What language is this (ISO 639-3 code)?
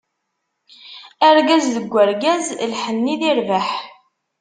kab